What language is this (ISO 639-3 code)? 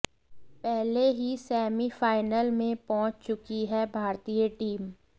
hin